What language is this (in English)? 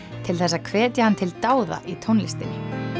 Icelandic